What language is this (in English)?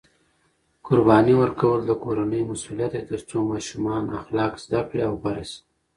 Pashto